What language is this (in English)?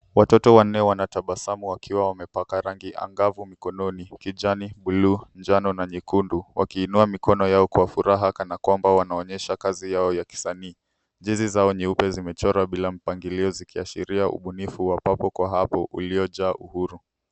Swahili